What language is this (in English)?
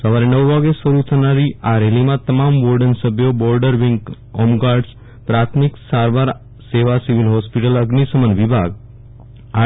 Gujarati